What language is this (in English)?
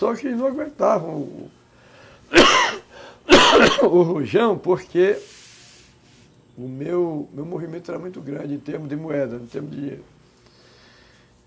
Portuguese